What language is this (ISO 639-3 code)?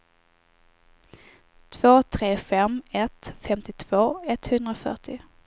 swe